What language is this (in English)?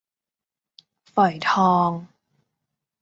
Thai